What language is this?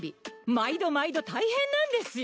Japanese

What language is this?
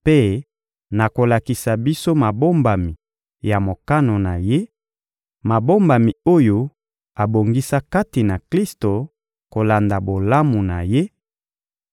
Lingala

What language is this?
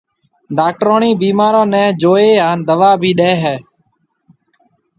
Marwari (Pakistan)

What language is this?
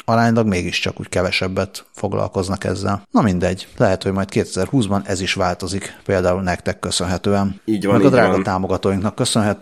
Hungarian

